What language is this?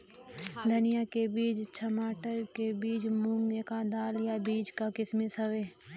Bhojpuri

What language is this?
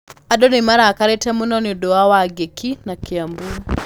Kikuyu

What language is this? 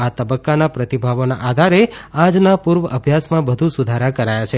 Gujarati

